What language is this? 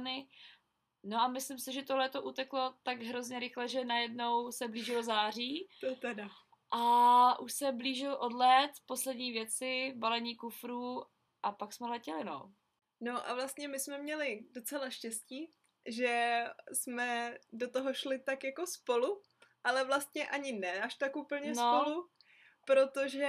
Czech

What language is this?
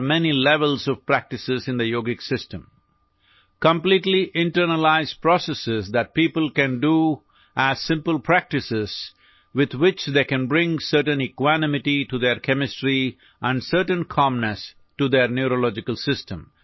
Urdu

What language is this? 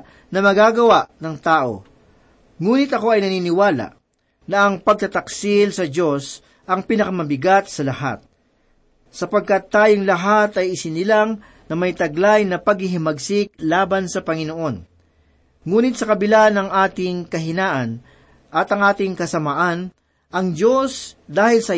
Filipino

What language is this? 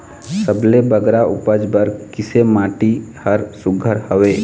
Chhattisgarhi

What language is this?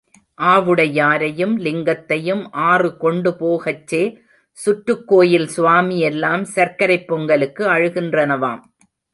Tamil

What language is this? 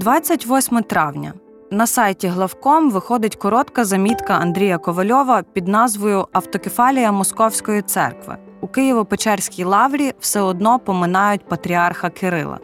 Ukrainian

